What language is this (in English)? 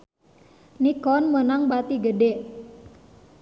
Sundanese